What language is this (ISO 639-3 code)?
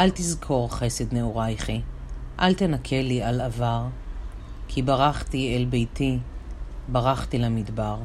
heb